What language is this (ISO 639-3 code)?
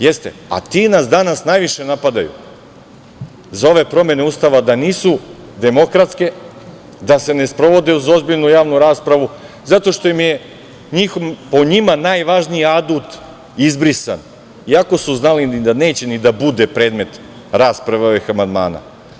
srp